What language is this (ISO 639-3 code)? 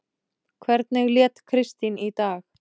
isl